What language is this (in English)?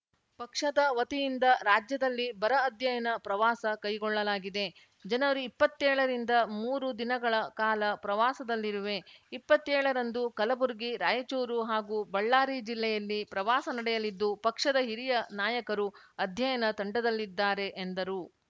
Kannada